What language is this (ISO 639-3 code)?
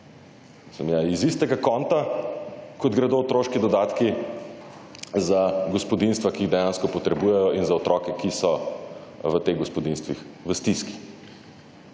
slv